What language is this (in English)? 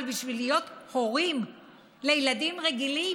Hebrew